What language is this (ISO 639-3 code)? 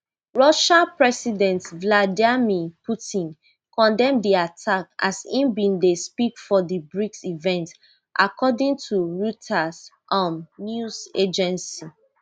pcm